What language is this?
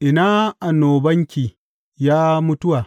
Hausa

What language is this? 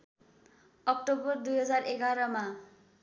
Nepali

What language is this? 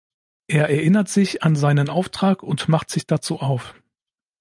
German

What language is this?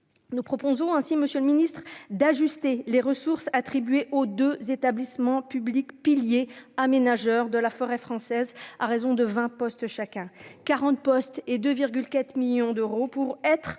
French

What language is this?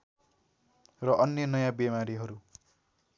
Nepali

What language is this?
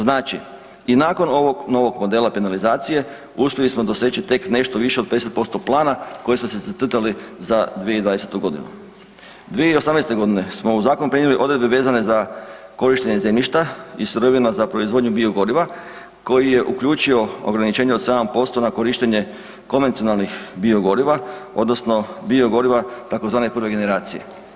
Croatian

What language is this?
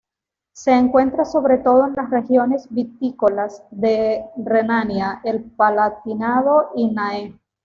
Spanish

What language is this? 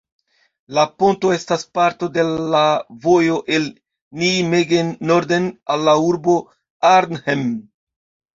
Esperanto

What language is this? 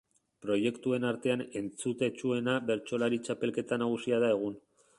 Basque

